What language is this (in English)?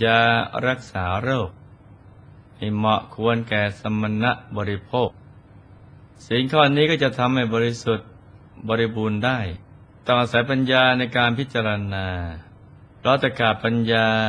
Thai